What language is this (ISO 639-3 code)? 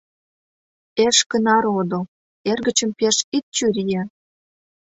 chm